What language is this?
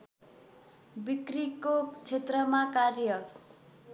Nepali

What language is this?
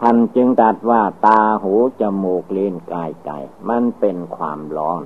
Thai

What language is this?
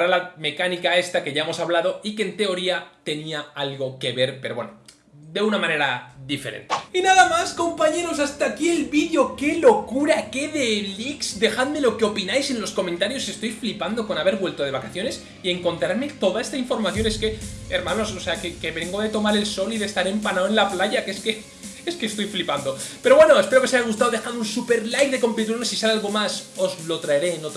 Spanish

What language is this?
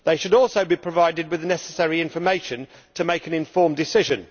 English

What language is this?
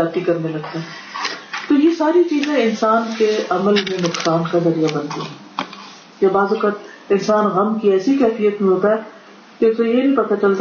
Urdu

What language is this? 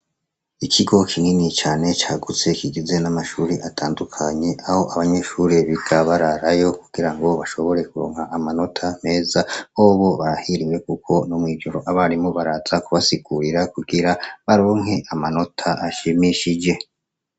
Rundi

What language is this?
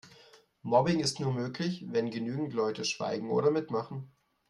German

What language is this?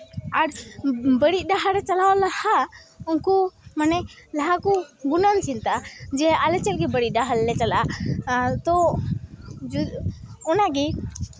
Santali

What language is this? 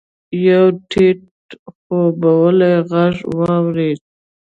Pashto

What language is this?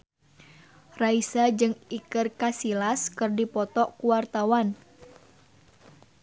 Sundanese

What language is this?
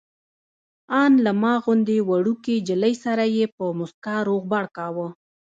Pashto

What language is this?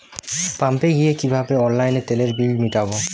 Bangla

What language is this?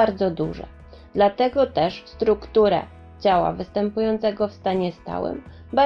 Polish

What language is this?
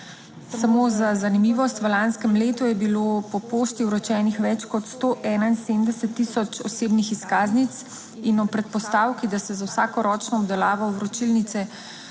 Slovenian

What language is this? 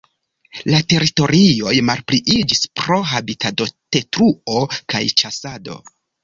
Esperanto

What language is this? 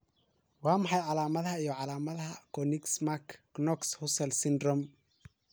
Somali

